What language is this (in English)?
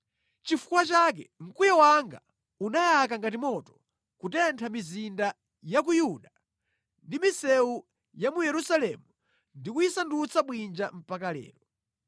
Nyanja